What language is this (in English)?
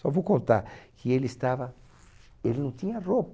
Portuguese